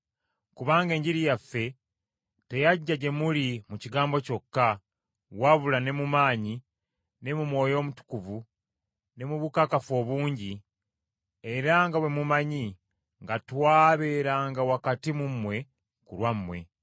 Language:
Ganda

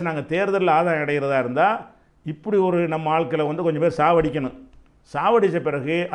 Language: Romanian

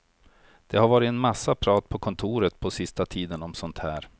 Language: Swedish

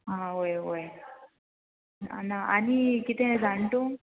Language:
Konkani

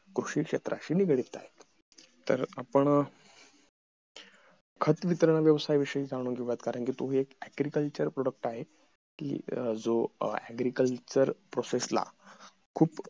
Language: Marathi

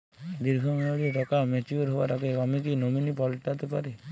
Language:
Bangla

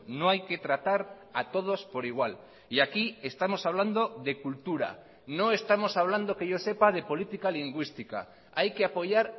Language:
Spanish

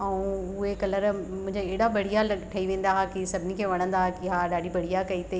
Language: Sindhi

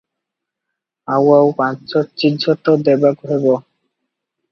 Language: Odia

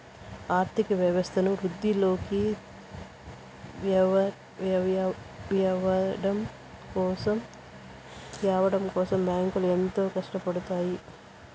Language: Telugu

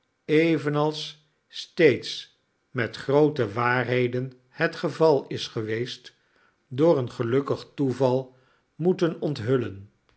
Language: Dutch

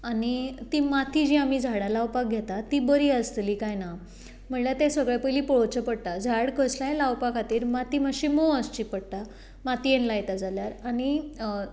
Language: Konkani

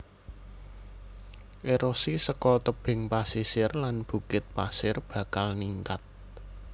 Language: Javanese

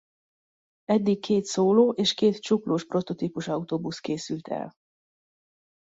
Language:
Hungarian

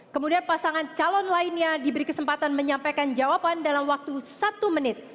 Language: Indonesian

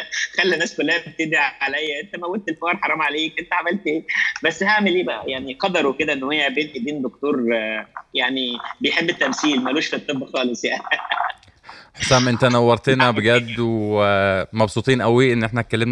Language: Arabic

